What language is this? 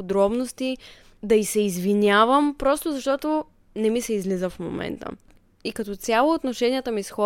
Bulgarian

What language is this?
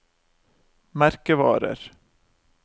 Norwegian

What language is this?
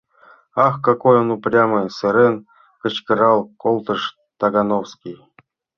Mari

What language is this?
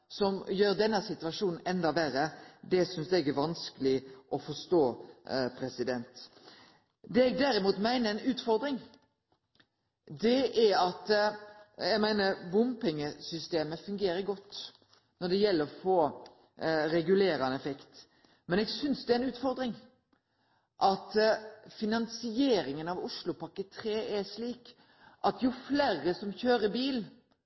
Norwegian Nynorsk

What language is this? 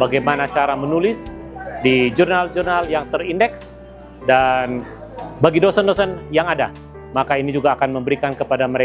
Indonesian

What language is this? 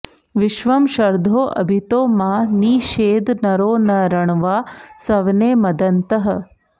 Sanskrit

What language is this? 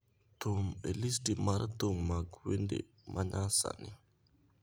Luo (Kenya and Tanzania)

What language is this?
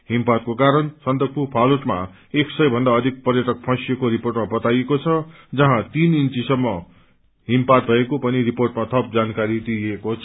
Nepali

